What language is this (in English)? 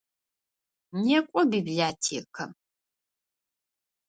Adyghe